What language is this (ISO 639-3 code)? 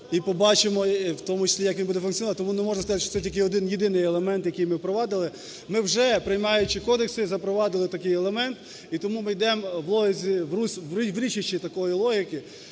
ukr